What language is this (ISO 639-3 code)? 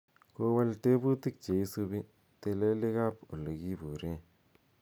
kln